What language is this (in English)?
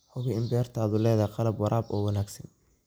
Somali